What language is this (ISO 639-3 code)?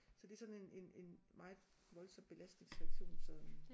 dan